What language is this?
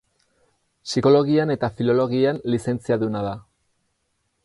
Basque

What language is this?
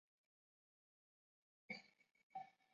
Chinese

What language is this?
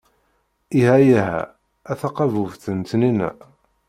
Kabyle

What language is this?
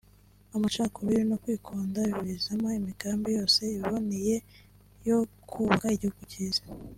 Kinyarwanda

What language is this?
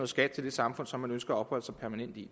Danish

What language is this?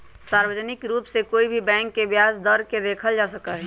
Magahi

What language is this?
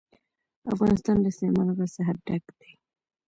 Pashto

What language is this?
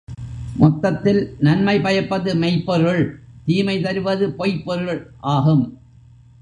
Tamil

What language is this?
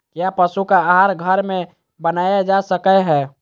Magahi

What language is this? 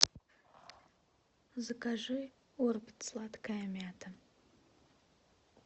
Russian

